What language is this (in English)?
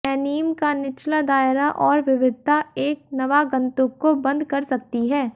Hindi